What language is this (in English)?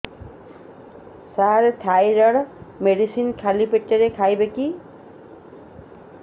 Odia